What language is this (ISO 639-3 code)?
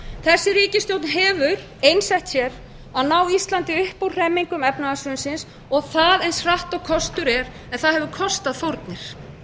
isl